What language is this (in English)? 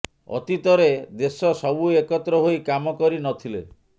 Odia